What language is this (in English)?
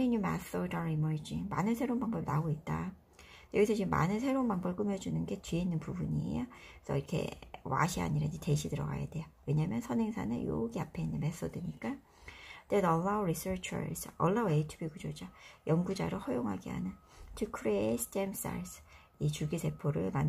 Korean